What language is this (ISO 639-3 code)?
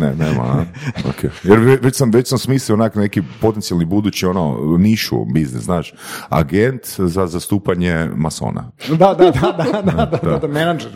hrv